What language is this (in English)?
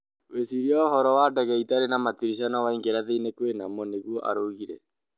Kikuyu